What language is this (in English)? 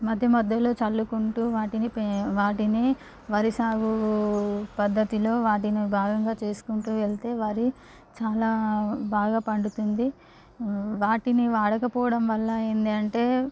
Telugu